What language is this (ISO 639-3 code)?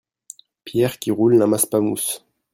fra